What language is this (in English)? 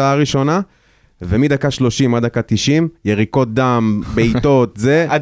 Hebrew